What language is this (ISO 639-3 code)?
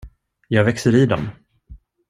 swe